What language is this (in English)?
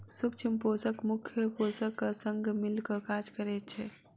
Maithili